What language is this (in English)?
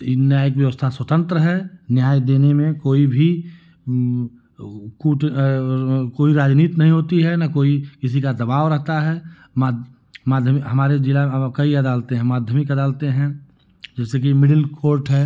Hindi